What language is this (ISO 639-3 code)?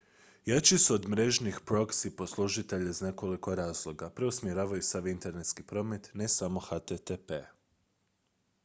hrv